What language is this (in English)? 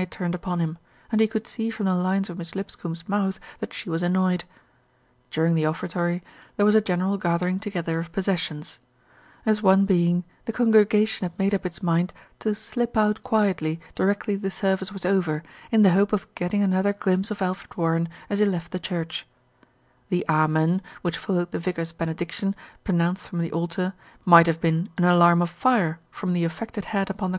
English